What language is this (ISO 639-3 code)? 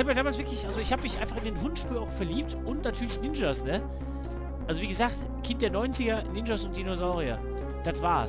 deu